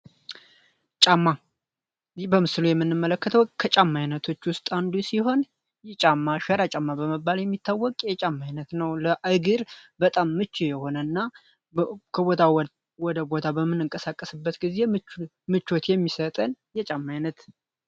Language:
Amharic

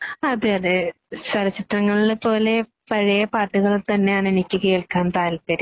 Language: Malayalam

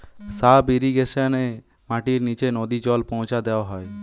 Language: Bangla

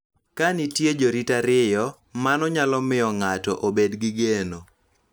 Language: Luo (Kenya and Tanzania)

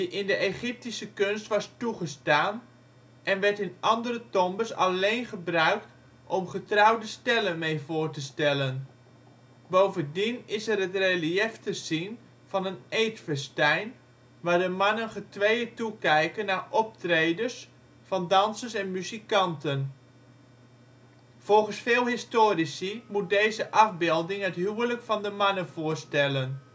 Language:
Dutch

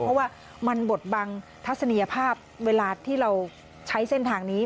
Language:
Thai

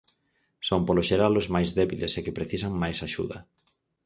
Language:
Galician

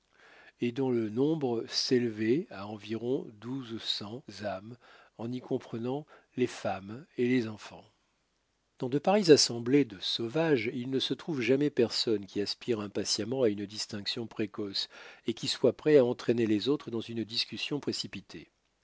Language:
French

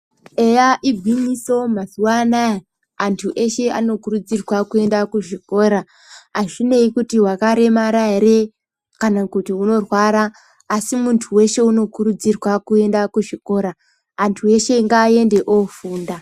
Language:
Ndau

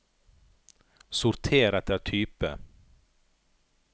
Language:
Norwegian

